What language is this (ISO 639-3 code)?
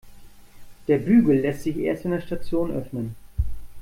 deu